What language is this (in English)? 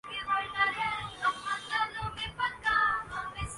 Urdu